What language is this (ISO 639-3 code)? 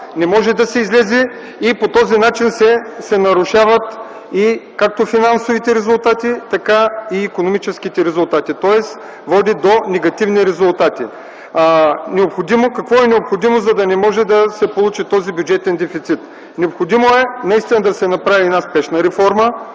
bul